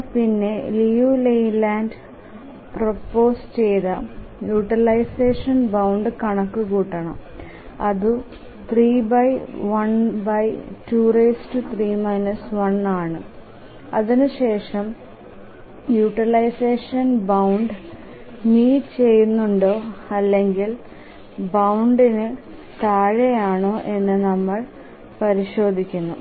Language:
Malayalam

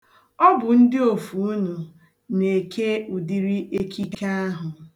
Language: Igbo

